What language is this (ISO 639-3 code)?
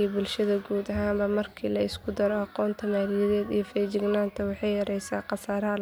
som